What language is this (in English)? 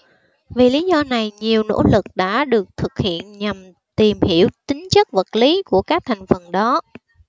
Vietnamese